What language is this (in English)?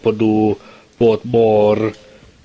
Welsh